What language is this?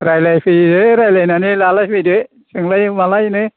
Bodo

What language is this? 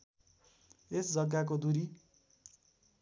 Nepali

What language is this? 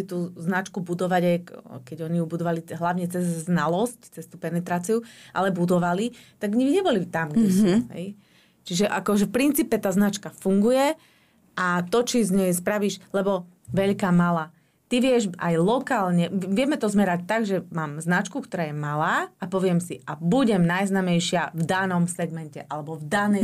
Slovak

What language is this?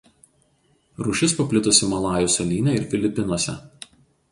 Lithuanian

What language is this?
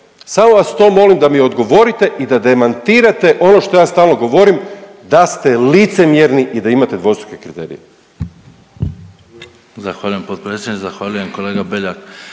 Croatian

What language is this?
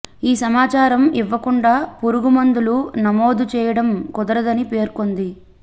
Telugu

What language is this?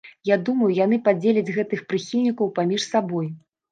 Belarusian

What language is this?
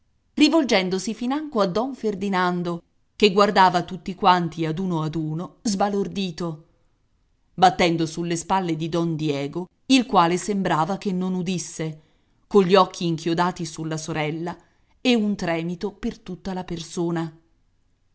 Italian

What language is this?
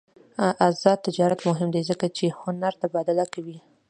Pashto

